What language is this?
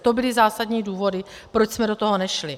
Czech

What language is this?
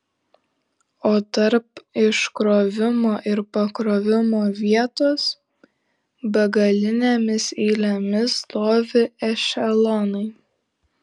Lithuanian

